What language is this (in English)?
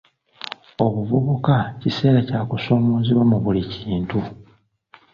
Ganda